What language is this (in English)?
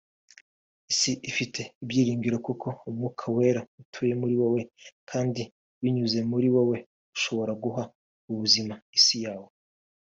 Kinyarwanda